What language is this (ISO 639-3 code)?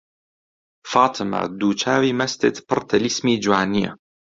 ckb